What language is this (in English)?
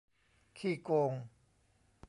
Thai